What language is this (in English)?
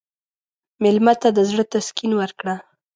Pashto